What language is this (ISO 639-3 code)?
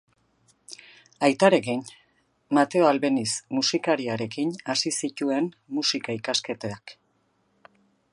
eus